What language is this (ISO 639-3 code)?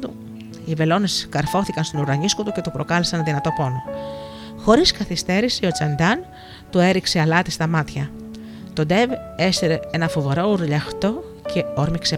ell